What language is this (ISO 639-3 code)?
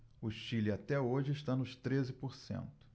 por